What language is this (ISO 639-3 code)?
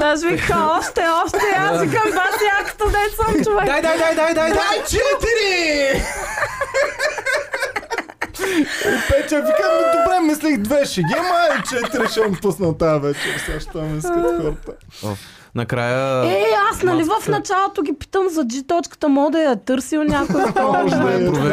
bul